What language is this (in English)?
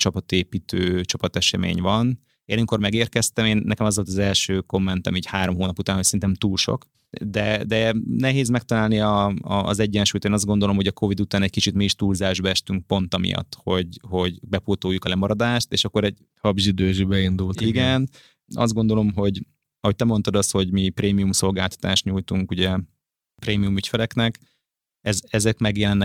Hungarian